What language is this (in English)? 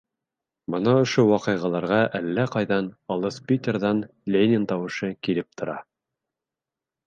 Bashkir